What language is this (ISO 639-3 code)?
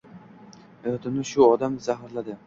uzb